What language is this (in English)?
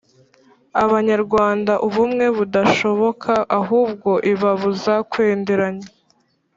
Kinyarwanda